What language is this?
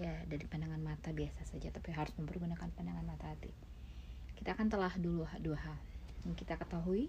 Indonesian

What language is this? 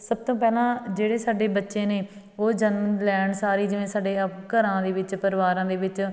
Punjabi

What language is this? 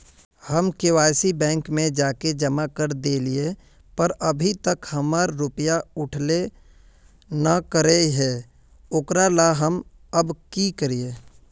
Magahi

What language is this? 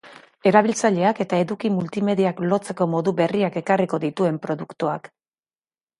Basque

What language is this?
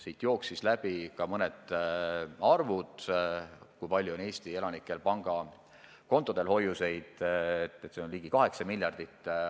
Estonian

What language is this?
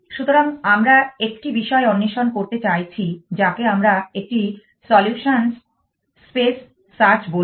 Bangla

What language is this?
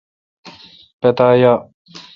Kalkoti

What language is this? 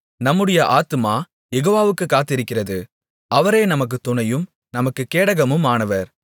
Tamil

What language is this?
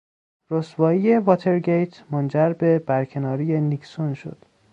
Persian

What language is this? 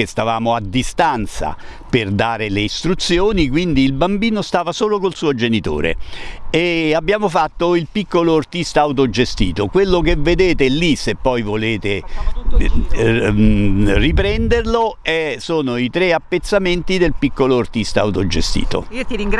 Italian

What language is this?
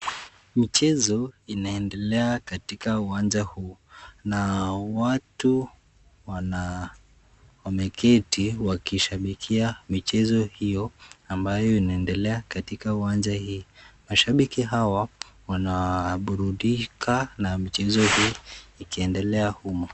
Swahili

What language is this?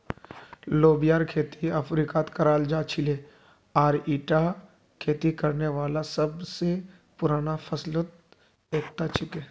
Magahi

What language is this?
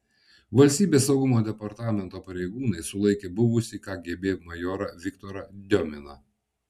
Lithuanian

